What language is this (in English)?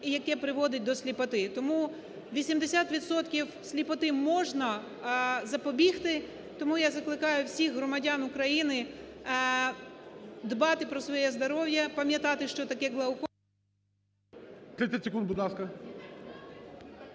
Ukrainian